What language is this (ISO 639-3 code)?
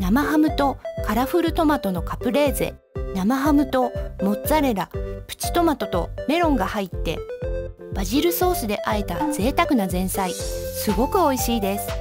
jpn